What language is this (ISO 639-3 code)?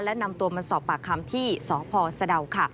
tha